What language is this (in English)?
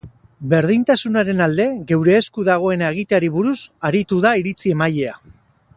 Basque